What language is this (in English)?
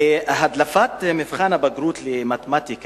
Hebrew